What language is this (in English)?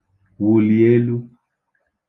Igbo